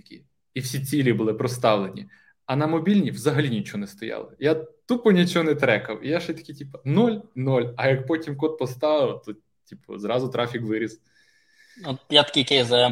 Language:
Ukrainian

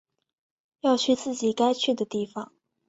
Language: Chinese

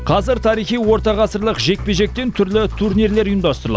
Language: Kazakh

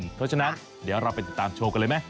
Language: Thai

